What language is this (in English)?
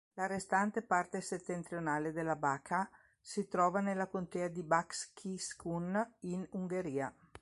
Italian